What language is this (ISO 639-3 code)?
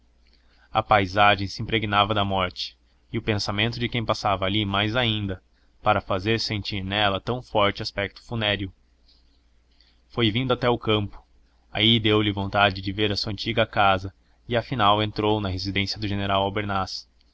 por